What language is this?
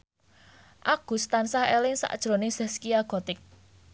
Javanese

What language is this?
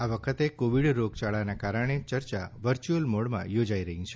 Gujarati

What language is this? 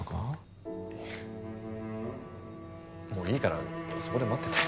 Japanese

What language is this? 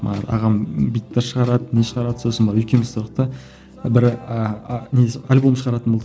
Kazakh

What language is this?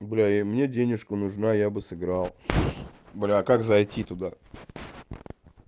Russian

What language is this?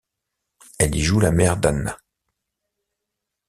French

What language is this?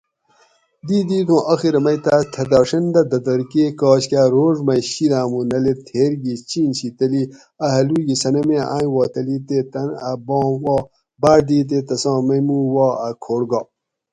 Gawri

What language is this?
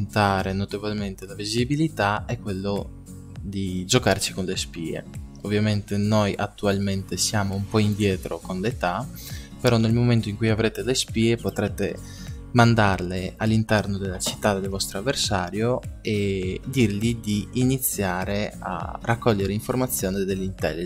Italian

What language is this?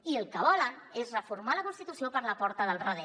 Catalan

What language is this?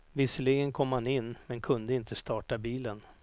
Swedish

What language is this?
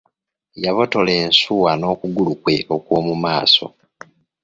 Ganda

